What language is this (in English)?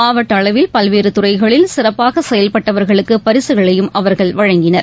Tamil